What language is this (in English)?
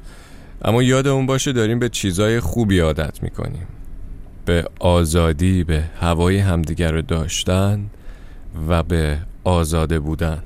Persian